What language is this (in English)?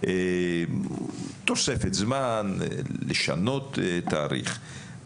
Hebrew